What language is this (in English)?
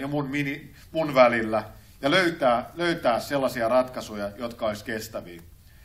Finnish